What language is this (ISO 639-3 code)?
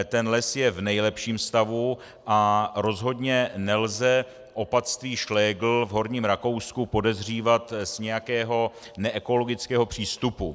ces